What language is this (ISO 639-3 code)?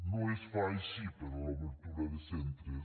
cat